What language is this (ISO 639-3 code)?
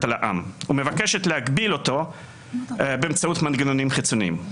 heb